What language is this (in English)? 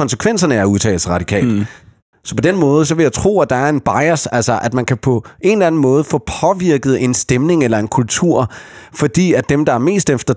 Danish